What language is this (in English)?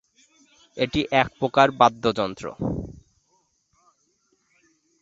Bangla